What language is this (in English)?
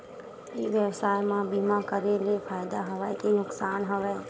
Chhattisgarhi